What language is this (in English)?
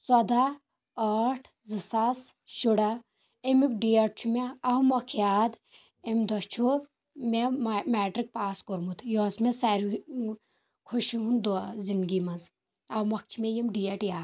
Kashmiri